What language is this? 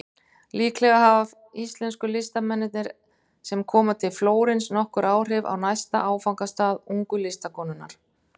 Icelandic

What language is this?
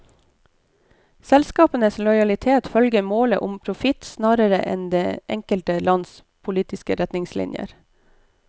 Norwegian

